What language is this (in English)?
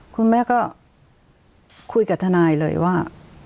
Thai